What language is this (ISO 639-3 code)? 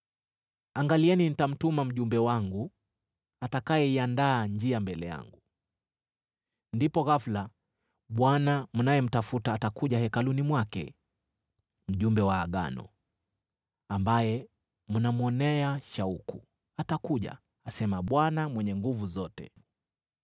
swa